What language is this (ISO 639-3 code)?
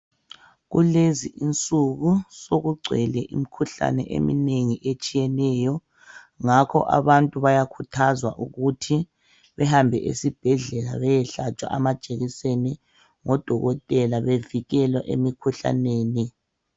nde